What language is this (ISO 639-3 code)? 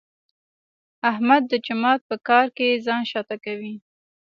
pus